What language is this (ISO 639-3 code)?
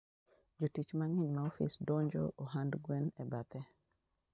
luo